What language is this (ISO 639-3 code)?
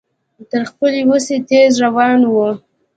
pus